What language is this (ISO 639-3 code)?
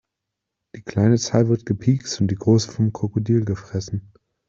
deu